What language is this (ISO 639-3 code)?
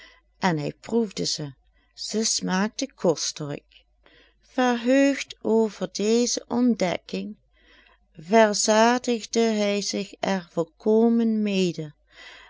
nld